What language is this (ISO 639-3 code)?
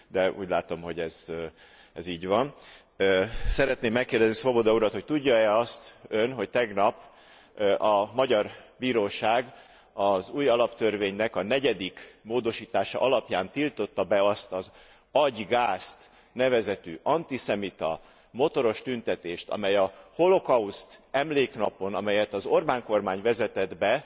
hun